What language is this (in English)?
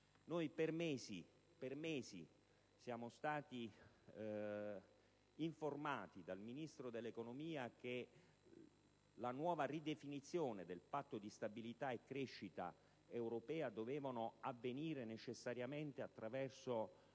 Italian